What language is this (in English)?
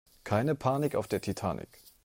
German